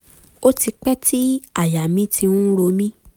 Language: Yoruba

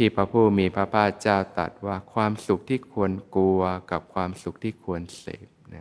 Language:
Thai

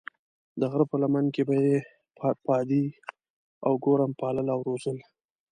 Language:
Pashto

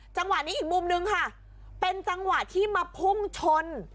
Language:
Thai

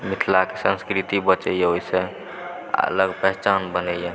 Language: Maithili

